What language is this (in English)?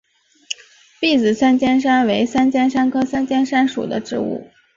Chinese